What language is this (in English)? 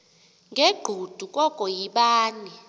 Xhosa